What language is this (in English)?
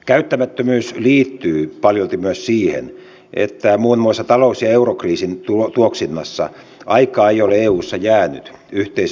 Finnish